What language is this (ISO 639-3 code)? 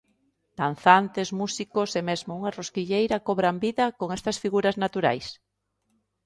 glg